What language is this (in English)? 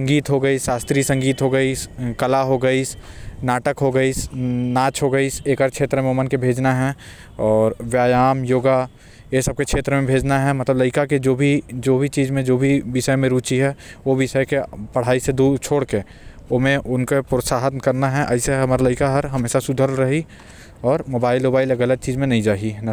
Korwa